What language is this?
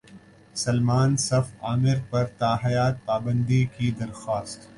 Urdu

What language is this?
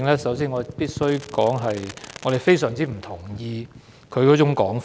Cantonese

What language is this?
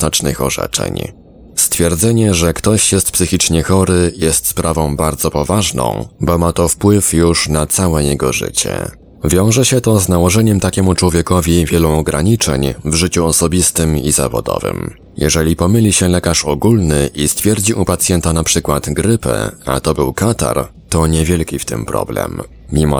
Polish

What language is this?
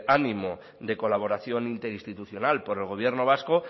Spanish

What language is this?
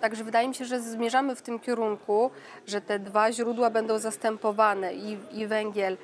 Polish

